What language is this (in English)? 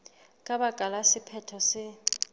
Southern Sotho